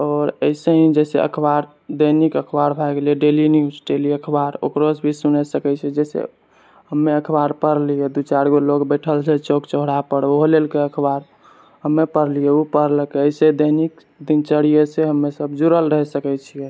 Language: Maithili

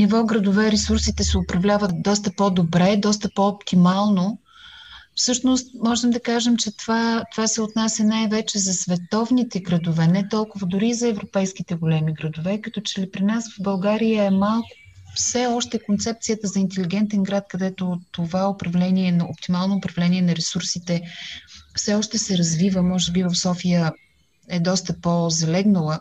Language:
Bulgarian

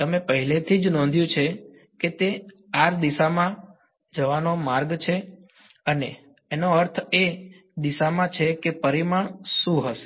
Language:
Gujarati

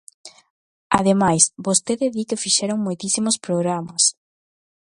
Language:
Galician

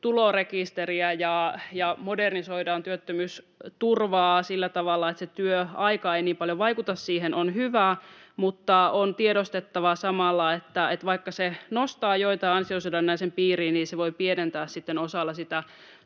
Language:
Finnish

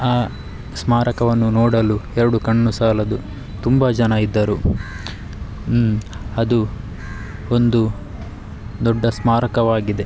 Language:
Kannada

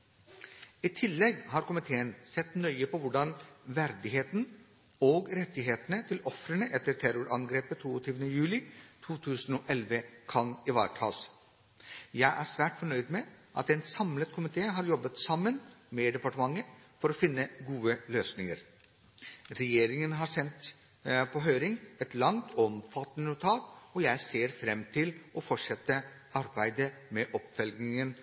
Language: Norwegian Bokmål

